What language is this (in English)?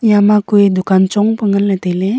Wancho Naga